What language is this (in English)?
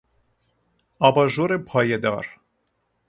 Persian